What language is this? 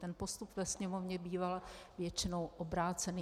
Czech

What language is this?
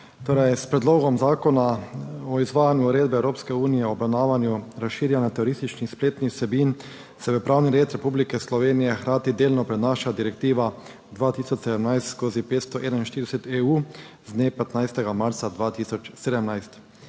Slovenian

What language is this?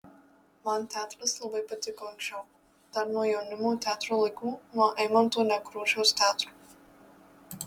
Lithuanian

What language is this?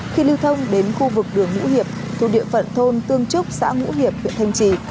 Vietnamese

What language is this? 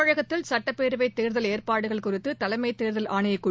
Tamil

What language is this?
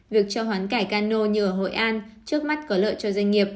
Vietnamese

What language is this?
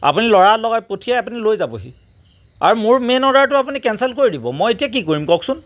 Assamese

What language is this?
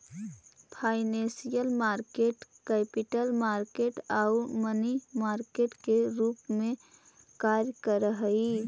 Magahi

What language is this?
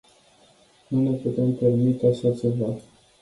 Romanian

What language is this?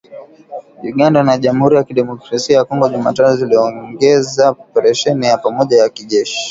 Swahili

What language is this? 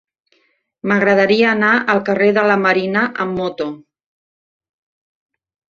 Catalan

